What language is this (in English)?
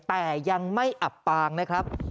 Thai